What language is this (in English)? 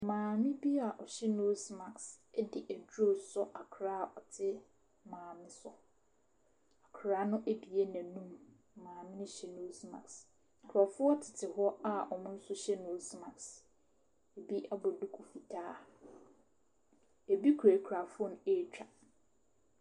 Akan